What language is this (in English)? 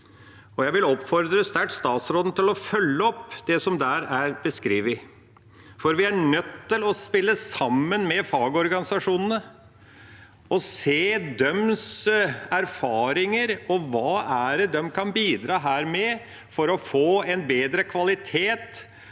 Norwegian